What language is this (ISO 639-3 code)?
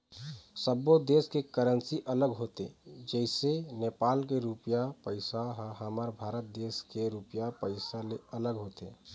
hne